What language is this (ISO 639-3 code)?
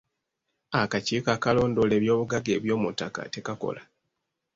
lug